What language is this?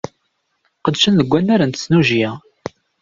Kabyle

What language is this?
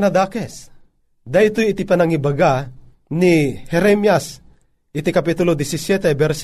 Filipino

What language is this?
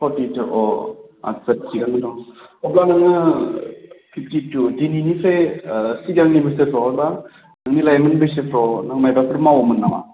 Bodo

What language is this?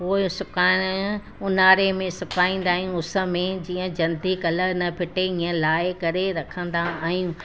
Sindhi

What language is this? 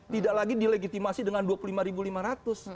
Indonesian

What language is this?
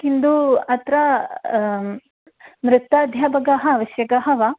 Sanskrit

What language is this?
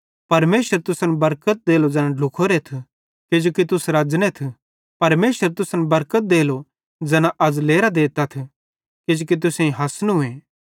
Bhadrawahi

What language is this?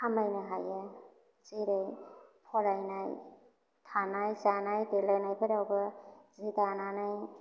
Bodo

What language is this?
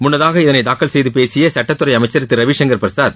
Tamil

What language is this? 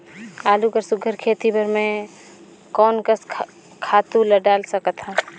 Chhattisgarhi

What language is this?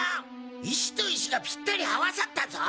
Japanese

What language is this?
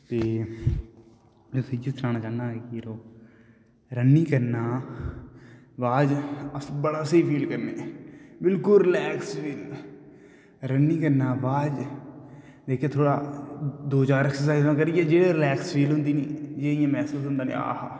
Dogri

